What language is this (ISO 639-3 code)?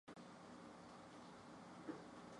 zho